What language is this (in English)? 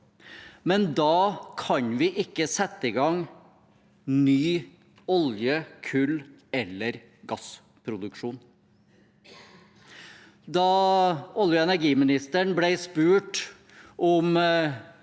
Norwegian